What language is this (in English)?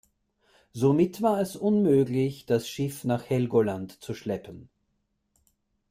German